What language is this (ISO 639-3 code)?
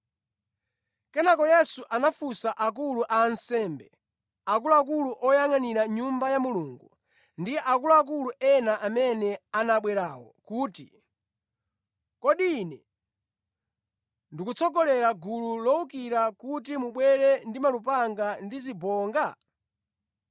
nya